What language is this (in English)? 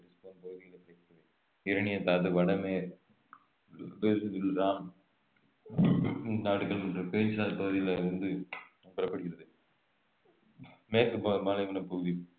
Tamil